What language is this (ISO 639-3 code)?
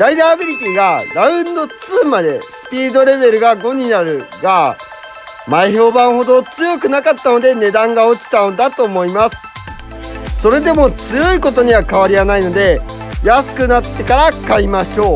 jpn